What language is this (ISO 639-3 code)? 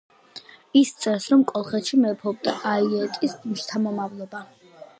kat